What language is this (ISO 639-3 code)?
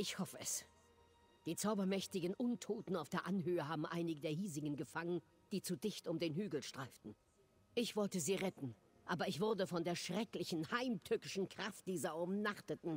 deu